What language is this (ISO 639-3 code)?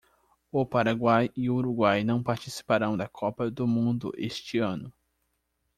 por